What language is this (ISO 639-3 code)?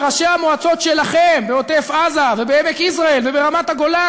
heb